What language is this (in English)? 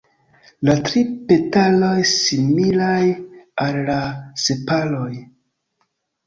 Esperanto